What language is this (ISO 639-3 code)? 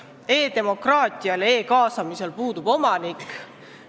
est